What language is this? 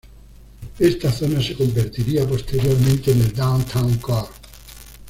Spanish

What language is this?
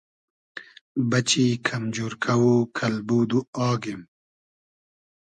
Hazaragi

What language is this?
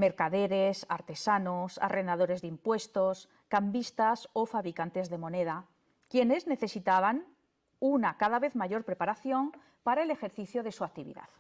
Spanish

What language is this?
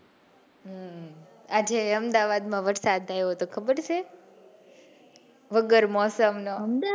Gujarati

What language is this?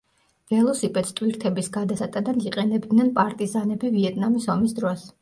Georgian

